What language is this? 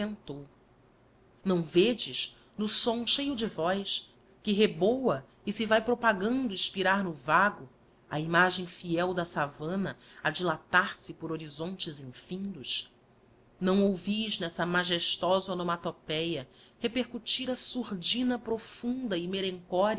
Portuguese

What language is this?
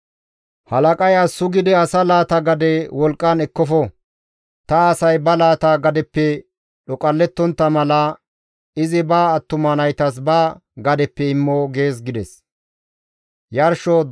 Gamo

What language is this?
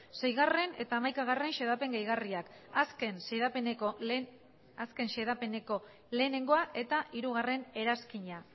Basque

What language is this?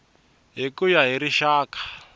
Tsonga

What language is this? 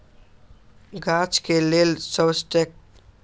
Magahi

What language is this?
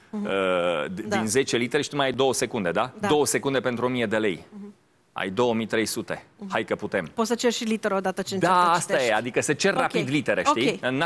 Romanian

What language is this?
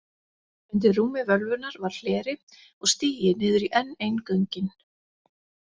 Icelandic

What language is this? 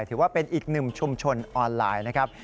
Thai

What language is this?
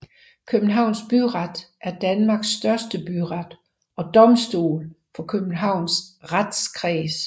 Danish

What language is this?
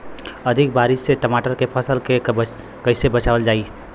Bhojpuri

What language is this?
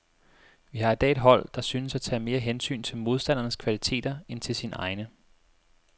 Danish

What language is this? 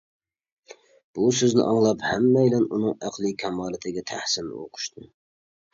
Uyghur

